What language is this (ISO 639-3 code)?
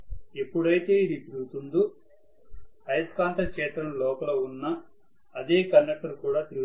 tel